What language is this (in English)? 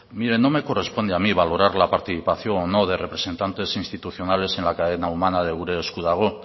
Spanish